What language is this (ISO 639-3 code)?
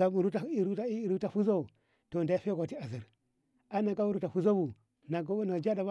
nbh